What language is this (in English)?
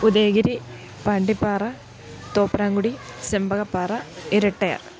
Malayalam